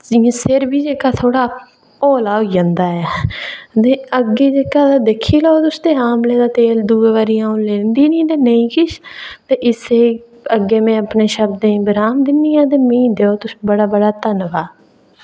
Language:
Dogri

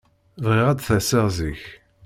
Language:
Kabyle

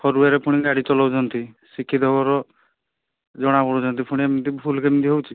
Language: Odia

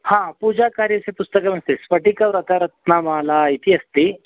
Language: Sanskrit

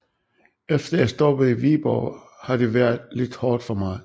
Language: Danish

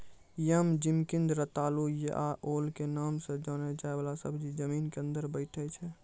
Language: Maithili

